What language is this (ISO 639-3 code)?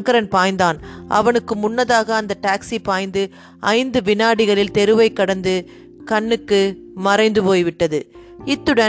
tam